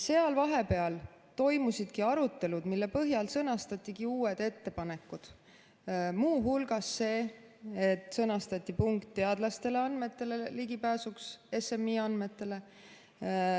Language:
Estonian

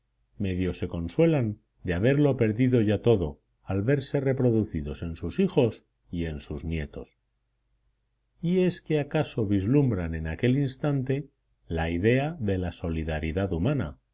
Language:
Spanish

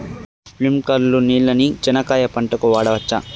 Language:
Telugu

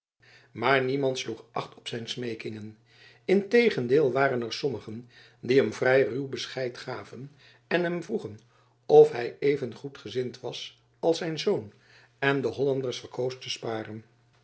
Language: Dutch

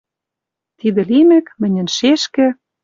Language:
Western Mari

